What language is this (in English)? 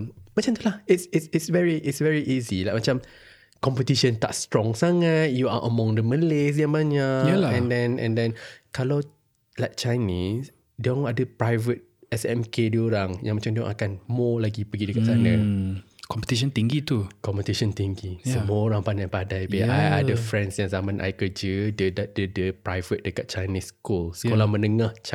Malay